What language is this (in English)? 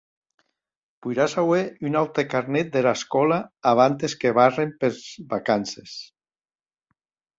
Occitan